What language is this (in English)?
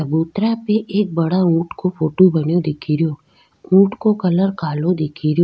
Rajasthani